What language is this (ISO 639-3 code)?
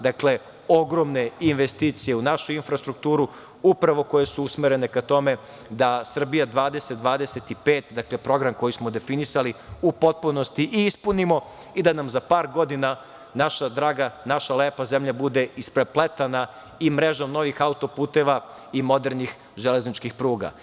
srp